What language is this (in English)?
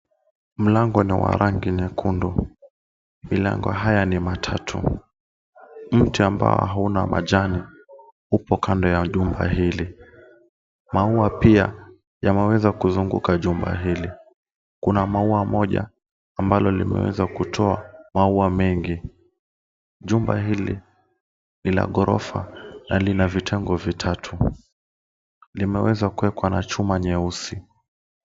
Swahili